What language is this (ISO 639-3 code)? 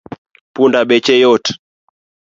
luo